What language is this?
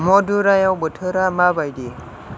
Bodo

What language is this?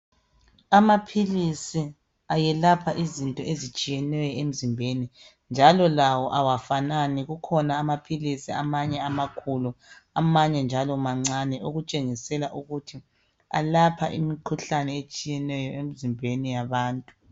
North Ndebele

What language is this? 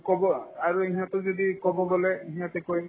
Assamese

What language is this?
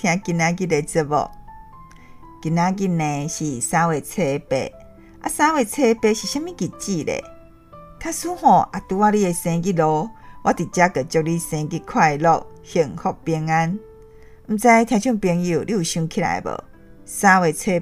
Chinese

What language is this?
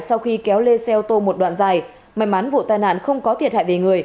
Vietnamese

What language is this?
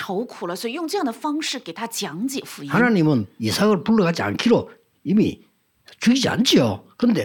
Korean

